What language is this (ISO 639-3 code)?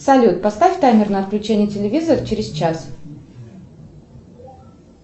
rus